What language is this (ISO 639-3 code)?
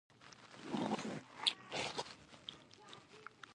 pus